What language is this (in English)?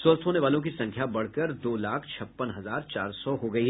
Hindi